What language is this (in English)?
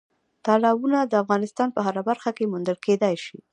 Pashto